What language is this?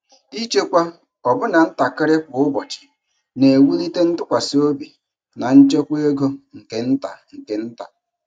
Igbo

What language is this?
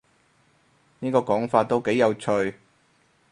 Cantonese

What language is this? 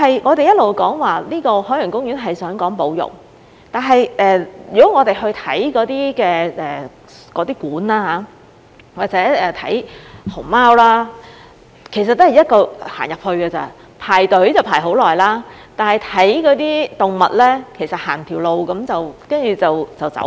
Cantonese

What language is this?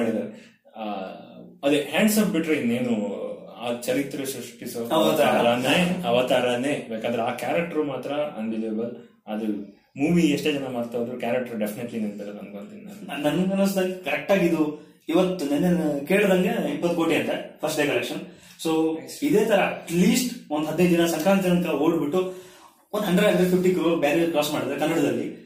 Kannada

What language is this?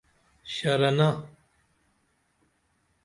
Dameli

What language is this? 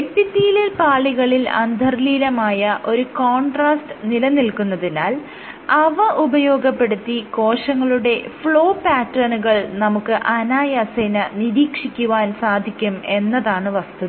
Malayalam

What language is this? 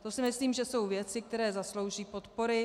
Czech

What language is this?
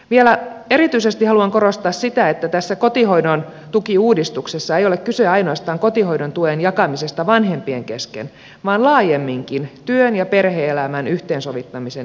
Finnish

